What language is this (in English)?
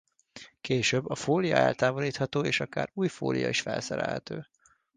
Hungarian